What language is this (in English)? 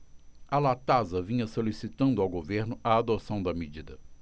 Portuguese